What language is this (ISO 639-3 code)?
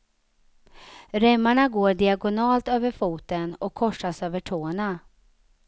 swe